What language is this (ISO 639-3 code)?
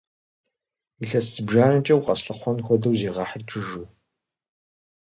kbd